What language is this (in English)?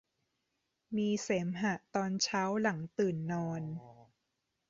Thai